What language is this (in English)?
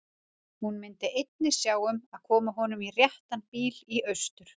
Icelandic